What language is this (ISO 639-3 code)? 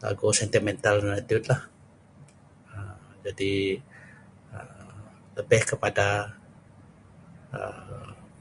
snv